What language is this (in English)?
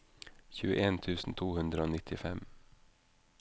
Norwegian